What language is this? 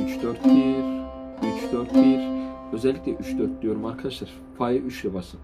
Turkish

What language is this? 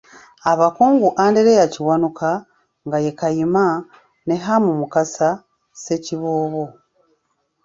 Ganda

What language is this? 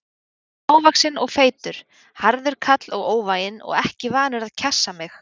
Icelandic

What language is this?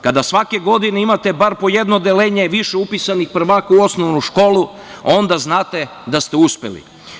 Serbian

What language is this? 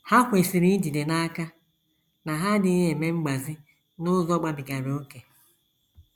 Igbo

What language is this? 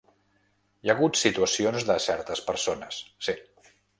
Catalan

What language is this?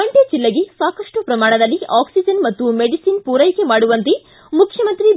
Kannada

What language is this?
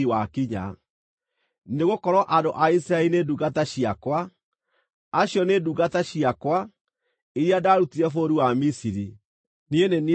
Kikuyu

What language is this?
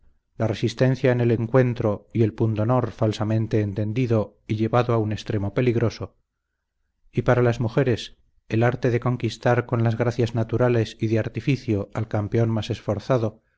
Spanish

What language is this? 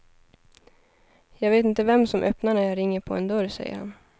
Swedish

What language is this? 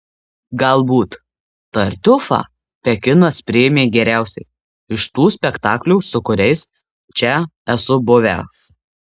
Lithuanian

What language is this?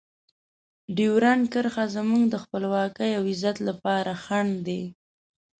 Pashto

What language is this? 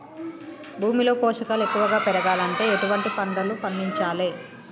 Telugu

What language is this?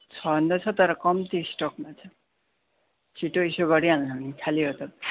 Nepali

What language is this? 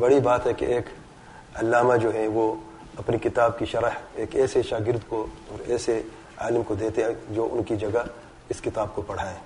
Urdu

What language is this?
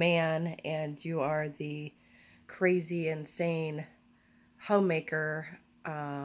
English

